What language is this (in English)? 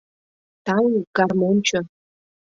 Mari